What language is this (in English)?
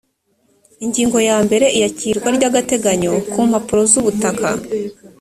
Kinyarwanda